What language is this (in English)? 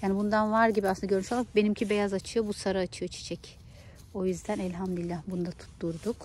Turkish